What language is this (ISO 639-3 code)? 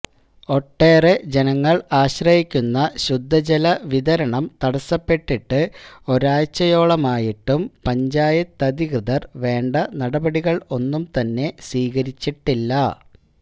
mal